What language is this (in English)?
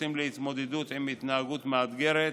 Hebrew